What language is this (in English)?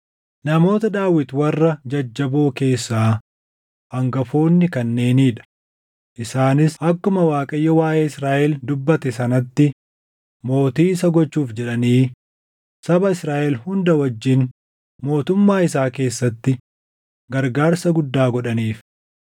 Oromo